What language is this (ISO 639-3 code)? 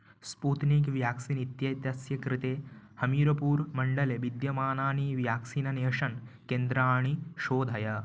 san